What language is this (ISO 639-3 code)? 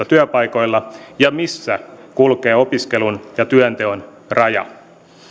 fin